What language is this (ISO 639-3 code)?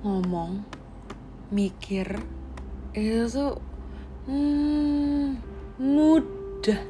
ind